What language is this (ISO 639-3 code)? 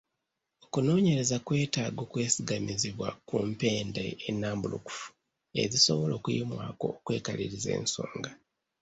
lug